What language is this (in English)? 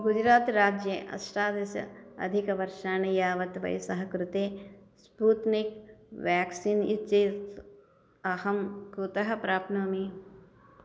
Sanskrit